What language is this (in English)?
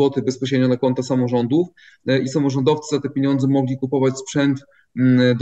Polish